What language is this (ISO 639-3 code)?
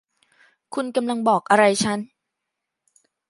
tha